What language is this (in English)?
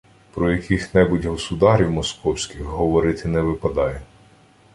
Ukrainian